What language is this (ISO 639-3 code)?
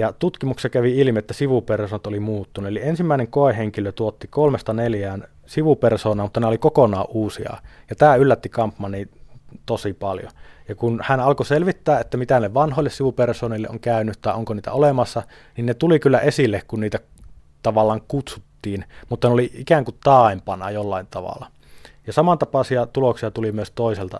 fin